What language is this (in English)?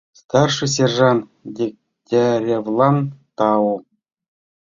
Mari